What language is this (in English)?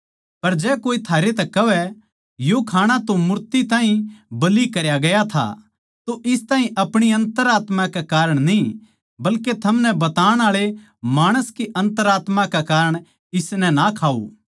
Haryanvi